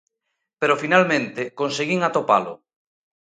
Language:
Galician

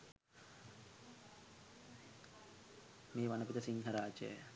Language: Sinhala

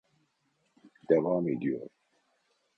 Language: Turkish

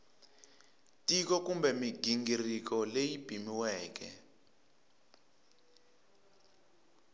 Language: Tsonga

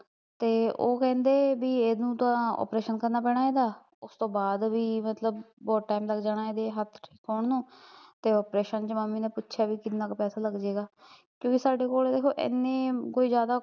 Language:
Punjabi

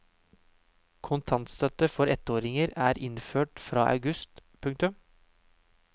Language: Norwegian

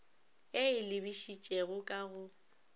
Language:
Northern Sotho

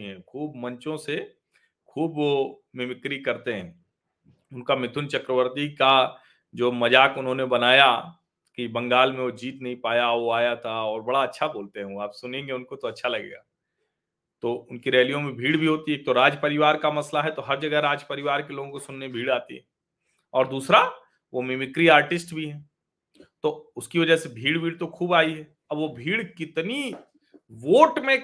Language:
Hindi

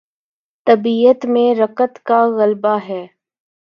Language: Urdu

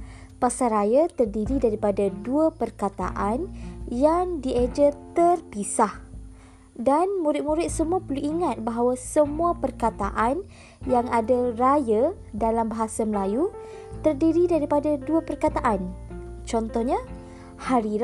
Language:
Malay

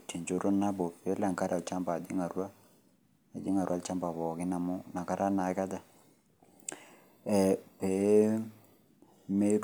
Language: Masai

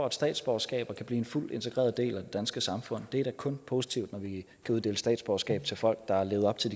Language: Danish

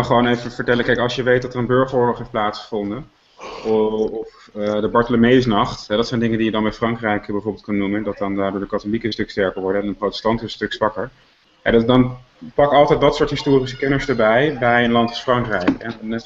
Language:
Dutch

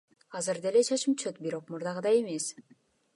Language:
Kyrgyz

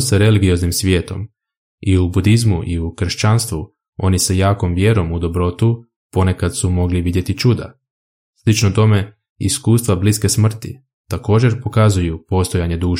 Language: Croatian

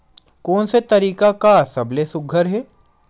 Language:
Chhattisgarhi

